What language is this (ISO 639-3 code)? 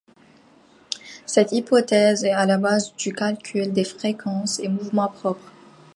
fra